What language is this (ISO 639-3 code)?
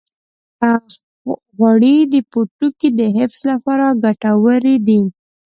pus